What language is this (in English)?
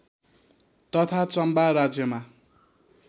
Nepali